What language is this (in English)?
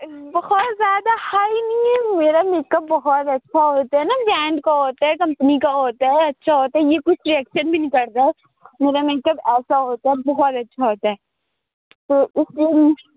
Urdu